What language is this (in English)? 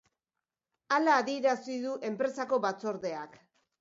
Basque